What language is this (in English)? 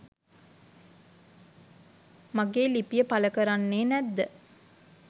Sinhala